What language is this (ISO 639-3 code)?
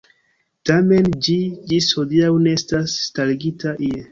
epo